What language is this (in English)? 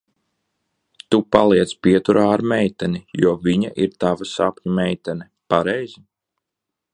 Latvian